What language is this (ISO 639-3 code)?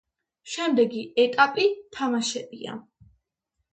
kat